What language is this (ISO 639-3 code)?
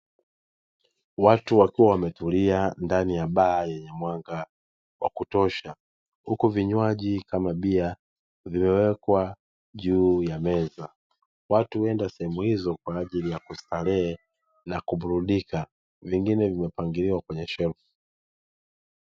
swa